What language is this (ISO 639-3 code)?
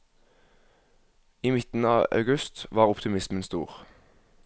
nor